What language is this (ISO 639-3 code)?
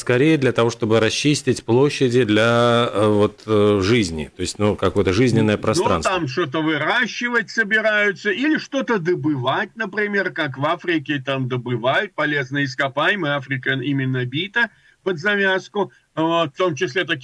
rus